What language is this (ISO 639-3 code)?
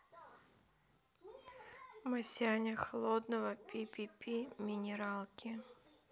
rus